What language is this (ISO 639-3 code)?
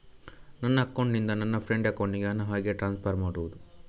kan